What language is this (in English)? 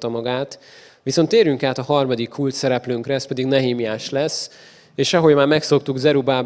Hungarian